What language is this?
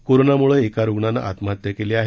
Marathi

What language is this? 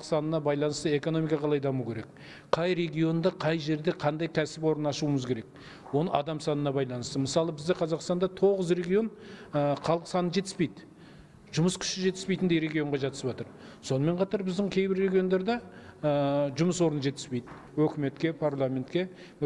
Turkish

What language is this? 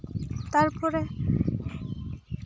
Santali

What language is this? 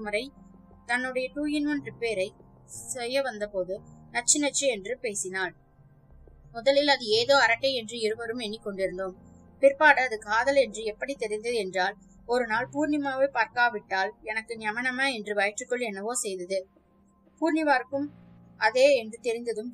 Tamil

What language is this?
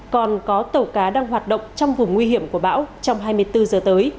Vietnamese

